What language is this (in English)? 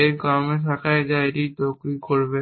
Bangla